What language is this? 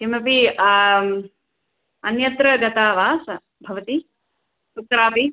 Sanskrit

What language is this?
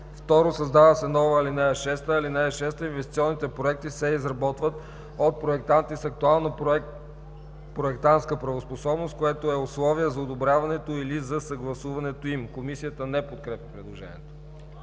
Bulgarian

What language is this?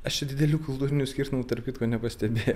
Lithuanian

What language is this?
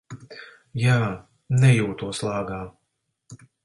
Latvian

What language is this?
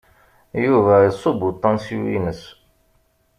Kabyle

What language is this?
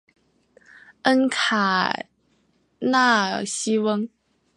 Chinese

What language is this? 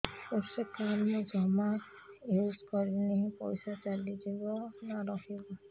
Odia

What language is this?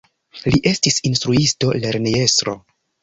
Esperanto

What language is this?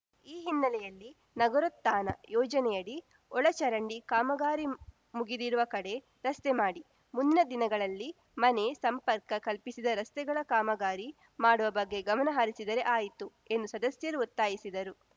Kannada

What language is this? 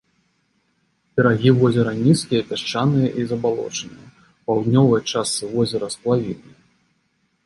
Belarusian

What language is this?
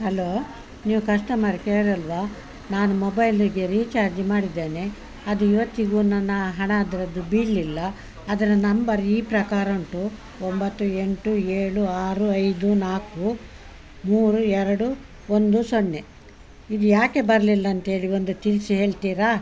Kannada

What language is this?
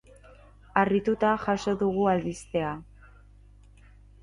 Basque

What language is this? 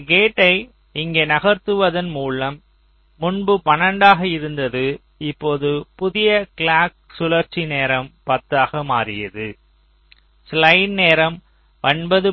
Tamil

